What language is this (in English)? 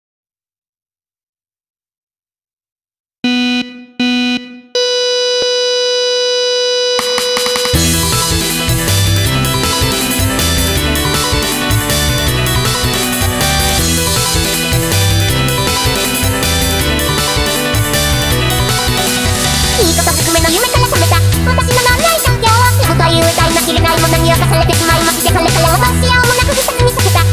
Indonesian